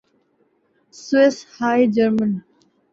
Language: Urdu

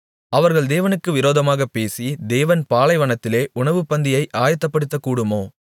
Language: Tamil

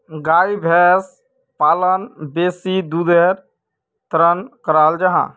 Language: Magahi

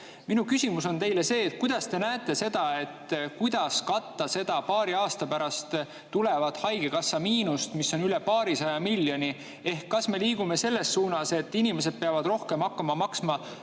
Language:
Estonian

